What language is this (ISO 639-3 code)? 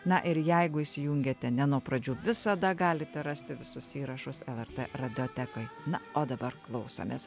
lit